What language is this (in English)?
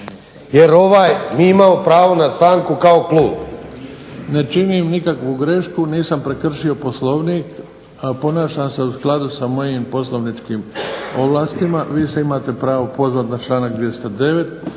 Croatian